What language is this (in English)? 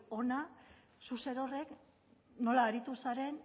Basque